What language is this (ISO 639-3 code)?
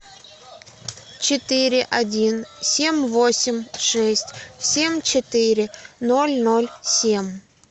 rus